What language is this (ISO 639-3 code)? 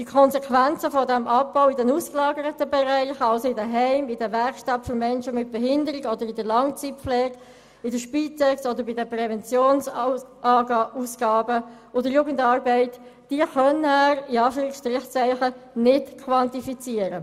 gsw